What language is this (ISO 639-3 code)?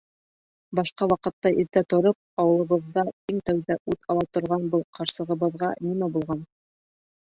bak